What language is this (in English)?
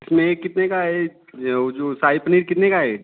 Hindi